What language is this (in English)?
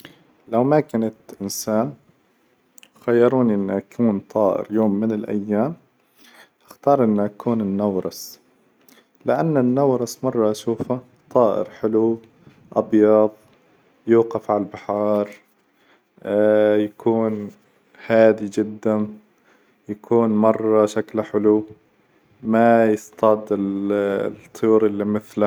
Hijazi Arabic